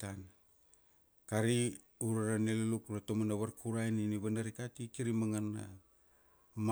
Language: Kuanua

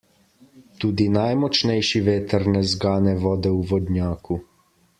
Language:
Slovenian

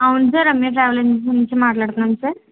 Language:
Telugu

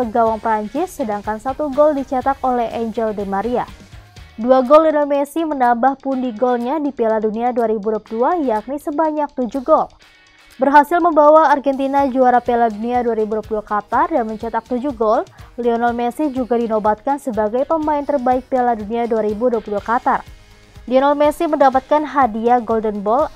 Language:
Indonesian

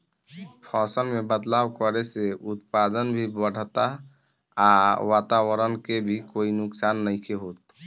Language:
Bhojpuri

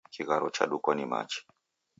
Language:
Taita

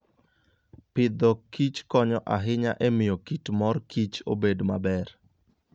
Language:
Luo (Kenya and Tanzania)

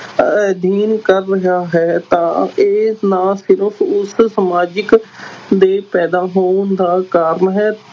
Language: Punjabi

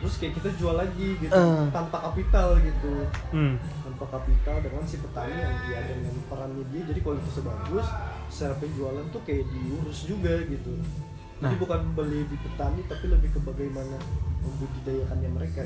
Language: Indonesian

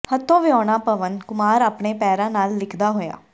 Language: Punjabi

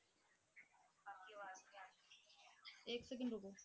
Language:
Punjabi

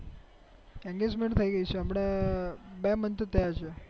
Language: Gujarati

